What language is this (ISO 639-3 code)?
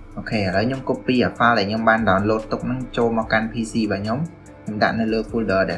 vie